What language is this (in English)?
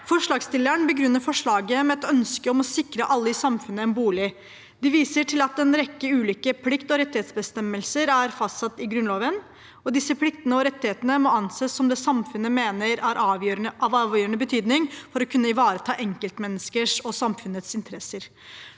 Norwegian